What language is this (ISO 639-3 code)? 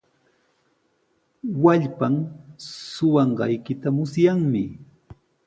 qws